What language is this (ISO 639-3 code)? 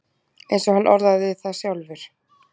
isl